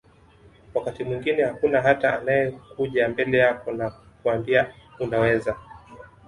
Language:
Swahili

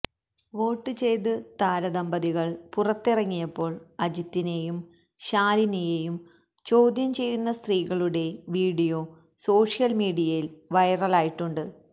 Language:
Malayalam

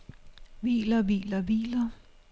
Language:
Danish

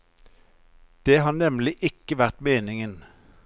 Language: Norwegian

